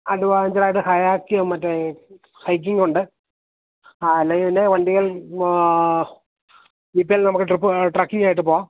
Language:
Malayalam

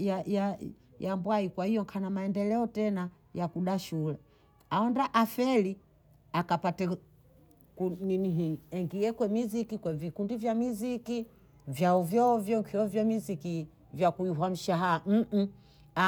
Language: Bondei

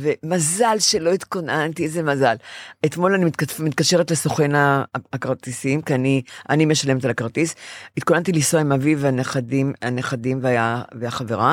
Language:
Hebrew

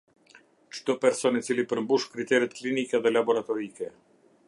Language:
Albanian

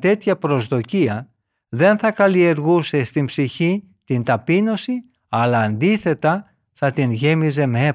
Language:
Greek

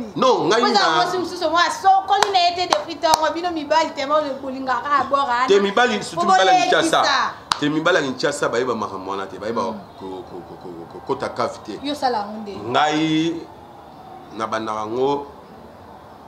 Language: French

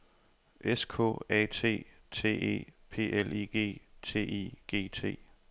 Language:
Danish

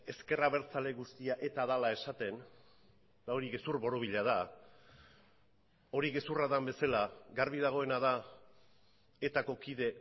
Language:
Basque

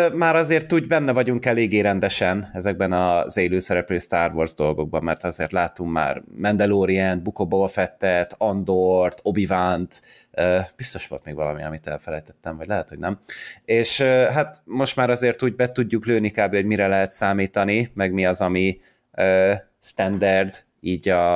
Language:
Hungarian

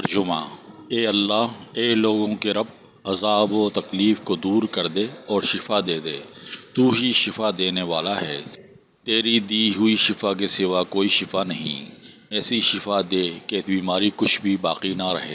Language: Urdu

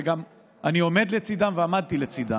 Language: Hebrew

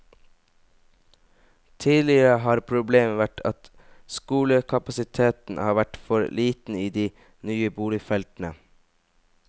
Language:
Norwegian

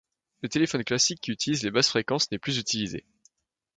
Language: French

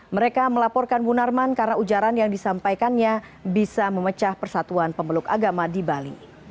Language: Indonesian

